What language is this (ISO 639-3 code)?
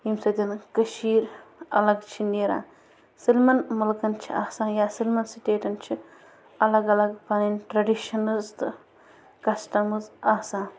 kas